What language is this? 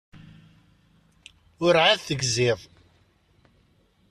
Kabyle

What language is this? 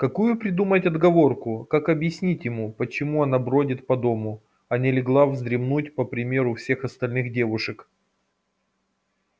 Russian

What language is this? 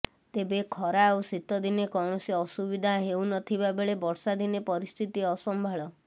Odia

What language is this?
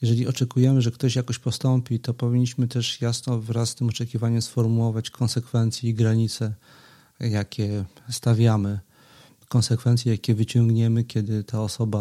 Polish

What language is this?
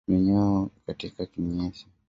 Swahili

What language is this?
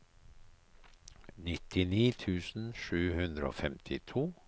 Norwegian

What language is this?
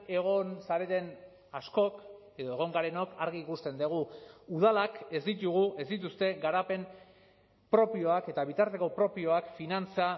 Basque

